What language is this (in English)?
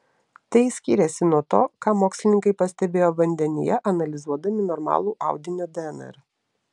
Lithuanian